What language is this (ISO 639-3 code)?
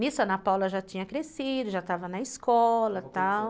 por